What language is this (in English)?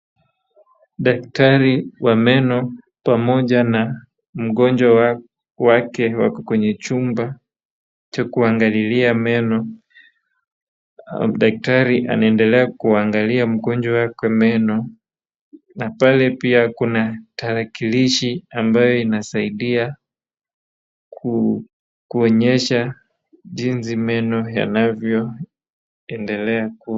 Swahili